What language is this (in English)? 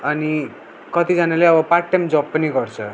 Nepali